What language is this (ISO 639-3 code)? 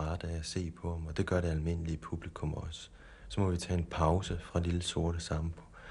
dan